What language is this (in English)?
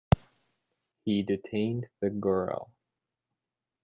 English